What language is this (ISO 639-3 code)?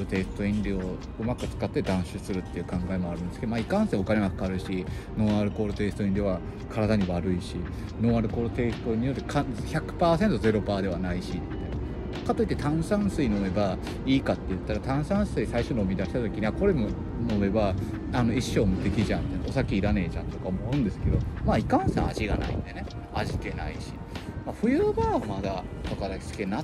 jpn